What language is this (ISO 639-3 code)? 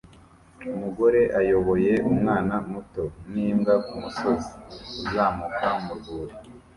kin